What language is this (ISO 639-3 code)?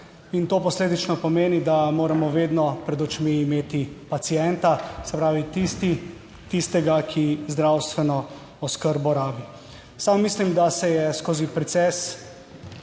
slv